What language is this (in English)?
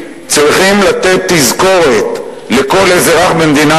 Hebrew